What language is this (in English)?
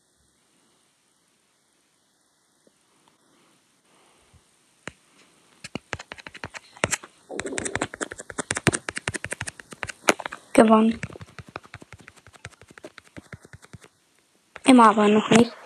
German